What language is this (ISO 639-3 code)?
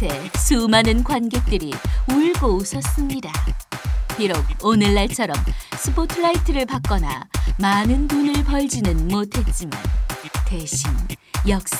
kor